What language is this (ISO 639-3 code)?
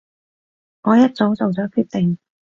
yue